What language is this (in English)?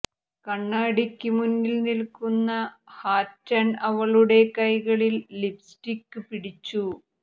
Malayalam